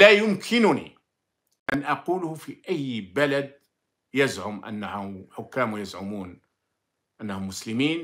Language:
Arabic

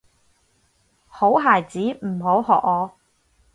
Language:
Cantonese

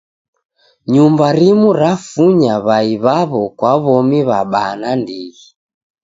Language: Taita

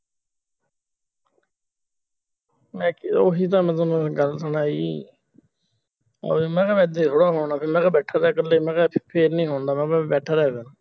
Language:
Punjabi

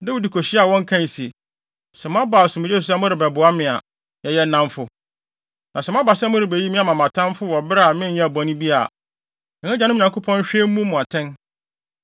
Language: Akan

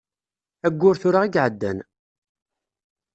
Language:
Kabyle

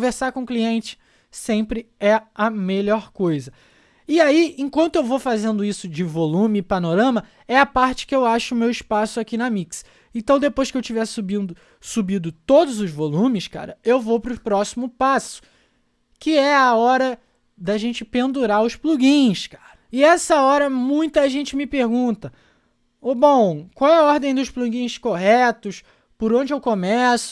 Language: Portuguese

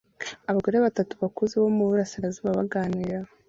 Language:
Kinyarwanda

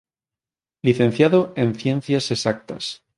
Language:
Galician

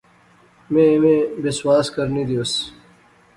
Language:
Pahari-Potwari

